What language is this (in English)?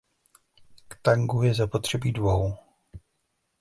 Czech